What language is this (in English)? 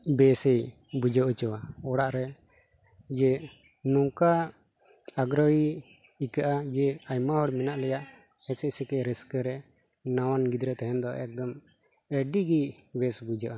Santali